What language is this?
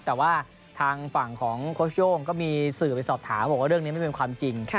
Thai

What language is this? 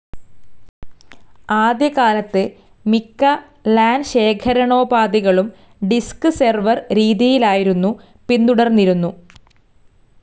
Malayalam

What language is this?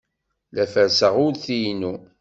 Kabyle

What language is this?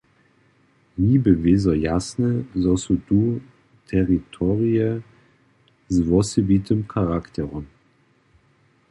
Upper Sorbian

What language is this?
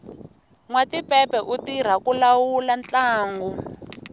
Tsonga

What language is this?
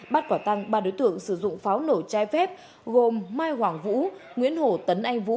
Vietnamese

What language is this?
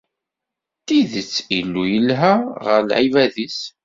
Kabyle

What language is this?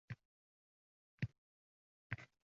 Uzbek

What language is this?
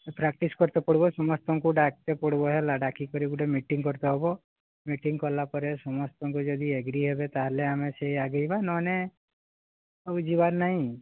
Odia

